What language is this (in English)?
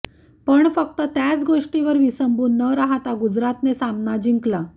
Marathi